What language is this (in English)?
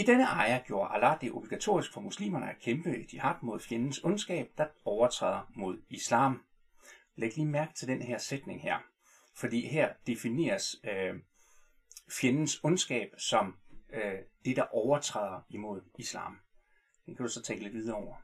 Danish